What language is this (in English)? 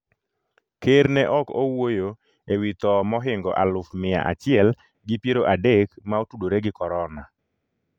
Luo (Kenya and Tanzania)